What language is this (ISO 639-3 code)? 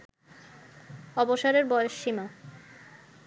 ben